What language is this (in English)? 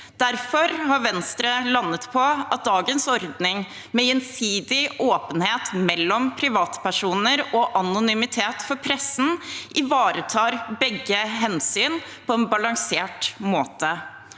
Norwegian